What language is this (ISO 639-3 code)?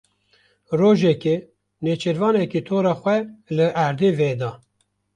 kur